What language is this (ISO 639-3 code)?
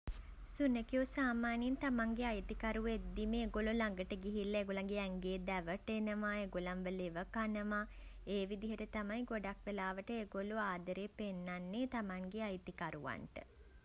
sin